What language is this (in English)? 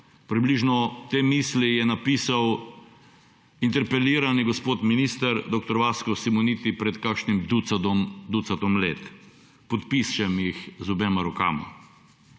Slovenian